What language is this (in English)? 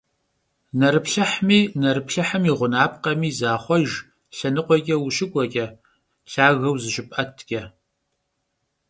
Kabardian